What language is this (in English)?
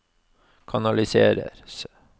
Norwegian